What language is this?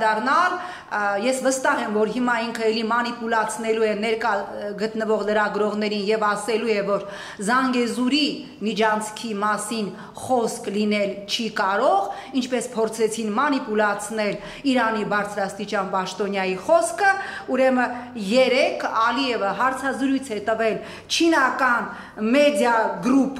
Romanian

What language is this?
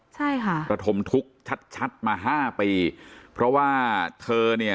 Thai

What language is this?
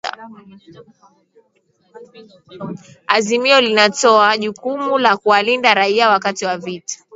Swahili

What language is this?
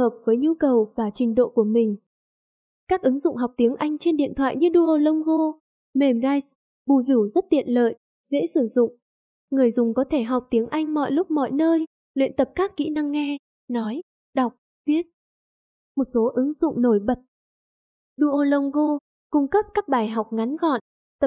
Vietnamese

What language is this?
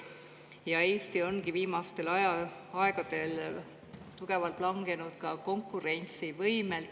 Estonian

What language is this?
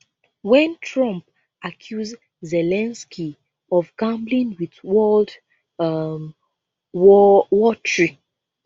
Nigerian Pidgin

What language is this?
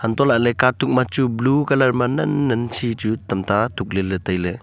Wancho Naga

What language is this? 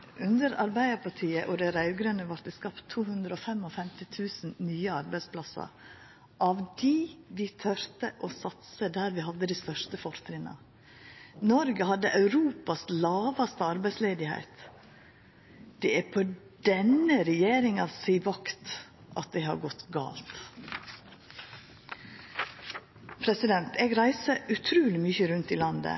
Norwegian Nynorsk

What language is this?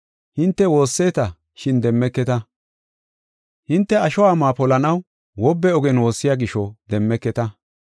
Gofa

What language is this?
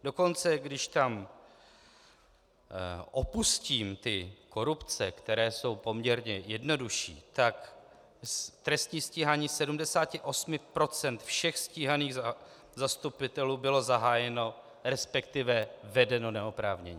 Czech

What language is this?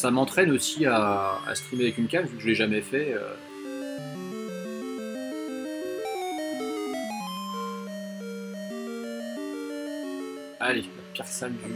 French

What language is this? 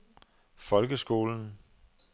Danish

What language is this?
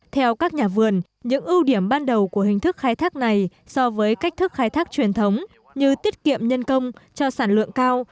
Vietnamese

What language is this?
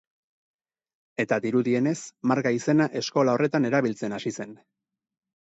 Basque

